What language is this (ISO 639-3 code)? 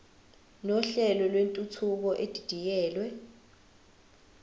zul